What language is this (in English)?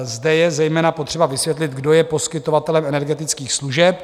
Czech